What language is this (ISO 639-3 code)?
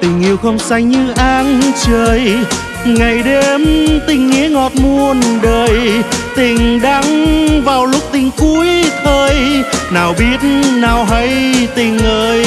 vie